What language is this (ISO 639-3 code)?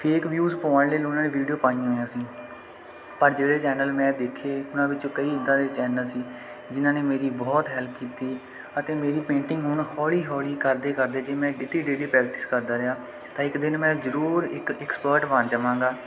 pan